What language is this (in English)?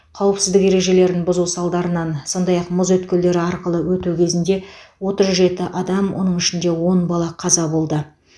Kazakh